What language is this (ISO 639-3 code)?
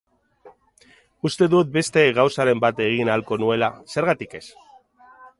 eus